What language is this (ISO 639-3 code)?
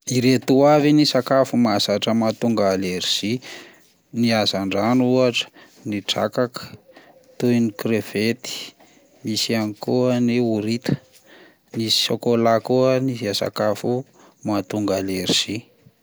mlg